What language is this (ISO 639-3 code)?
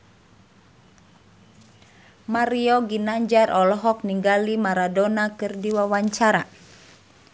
sun